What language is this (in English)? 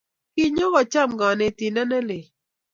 Kalenjin